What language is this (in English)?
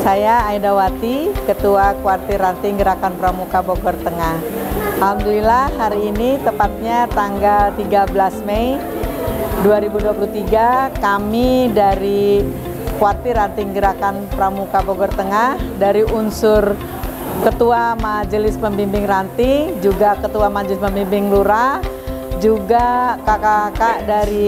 Indonesian